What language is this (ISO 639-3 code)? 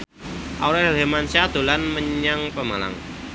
jav